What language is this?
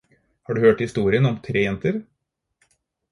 Norwegian Bokmål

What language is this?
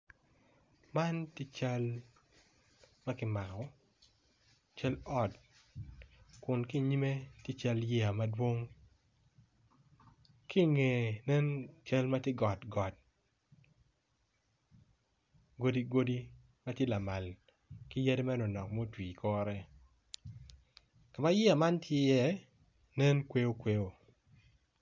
Acoli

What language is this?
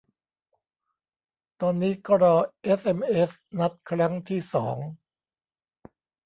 Thai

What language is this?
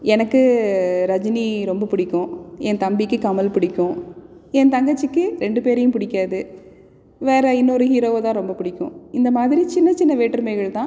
Tamil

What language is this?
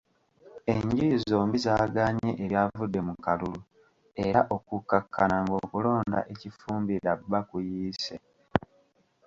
Ganda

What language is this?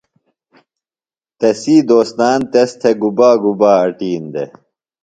Phalura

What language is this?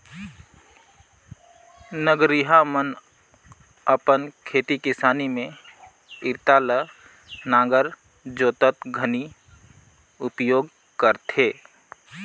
Chhattisgarhi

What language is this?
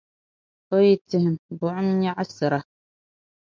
Dagbani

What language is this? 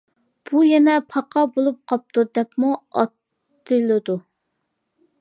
Uyghur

